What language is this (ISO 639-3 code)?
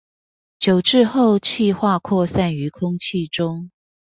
zho